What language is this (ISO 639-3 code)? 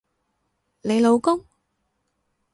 yue